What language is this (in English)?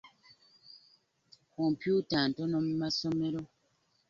Ganda